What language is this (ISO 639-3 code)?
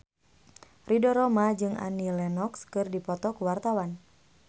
sun